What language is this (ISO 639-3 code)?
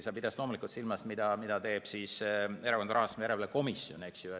est